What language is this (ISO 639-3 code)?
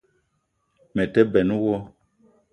eto